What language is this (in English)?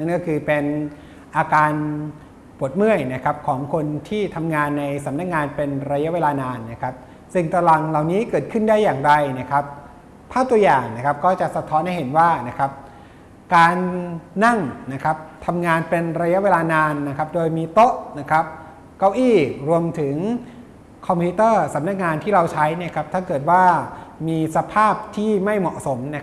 Thai